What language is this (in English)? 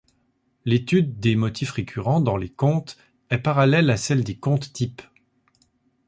French